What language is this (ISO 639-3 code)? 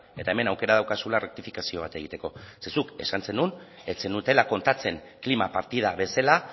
eus